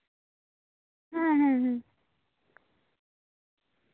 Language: Santali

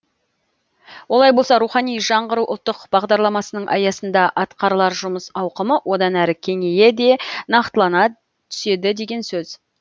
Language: Kazakh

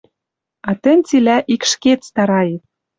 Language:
Western Mari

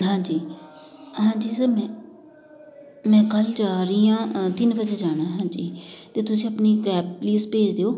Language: Punjabi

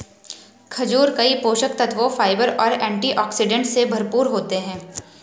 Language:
Hindi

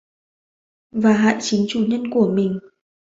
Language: Vietnamese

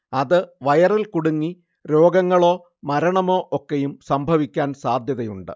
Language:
Malayalam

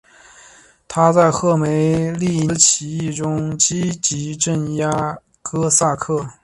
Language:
Chinese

